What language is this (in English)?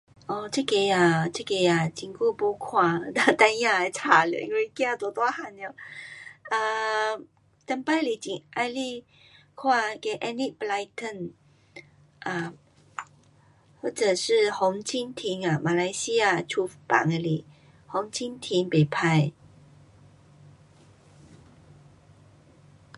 Pu-Xian Chinese